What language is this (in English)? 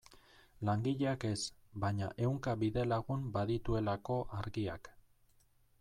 Basque